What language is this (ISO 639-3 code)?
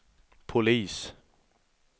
swe